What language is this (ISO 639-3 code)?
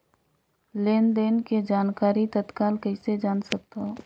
hne